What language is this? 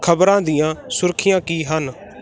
Punjabi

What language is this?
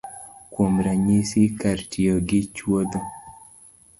Luo (Kenya and Tanzania)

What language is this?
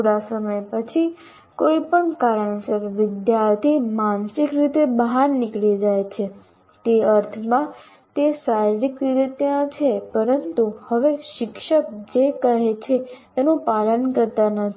Gujarati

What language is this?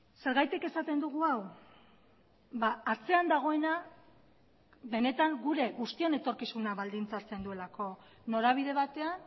Basque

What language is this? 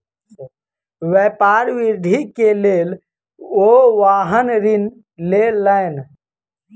Maithili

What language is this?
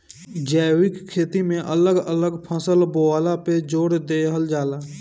Bhojpuri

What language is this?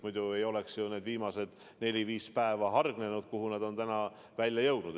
Estonian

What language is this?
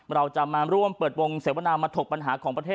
Thai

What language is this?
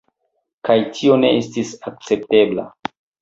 Esperanto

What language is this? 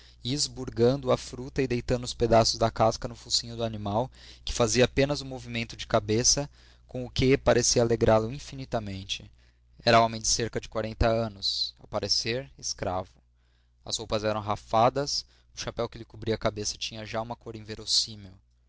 Portuguese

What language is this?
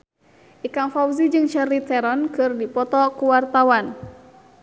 Sundanese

